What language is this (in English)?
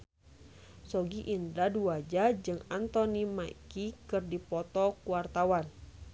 Sundanese